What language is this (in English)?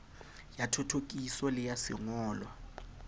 Southern Sotho